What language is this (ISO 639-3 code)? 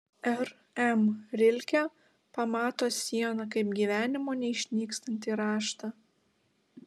lit